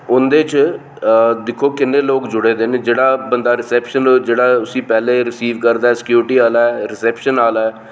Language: Dogri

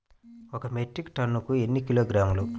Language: Telugu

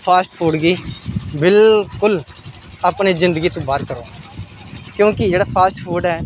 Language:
Dogri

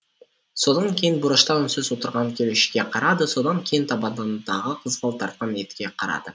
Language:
Kazakh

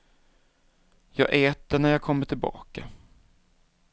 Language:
Swedish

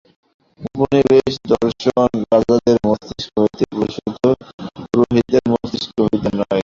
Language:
Bangla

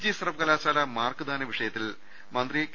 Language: Malayalam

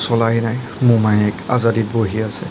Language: Assamese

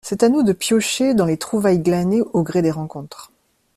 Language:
French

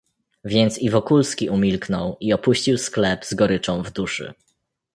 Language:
Polish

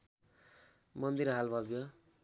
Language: Nepali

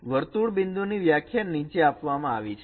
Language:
Gujarati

